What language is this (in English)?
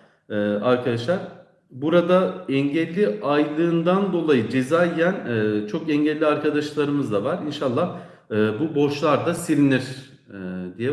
Turkish